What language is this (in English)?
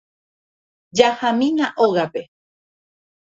Guarani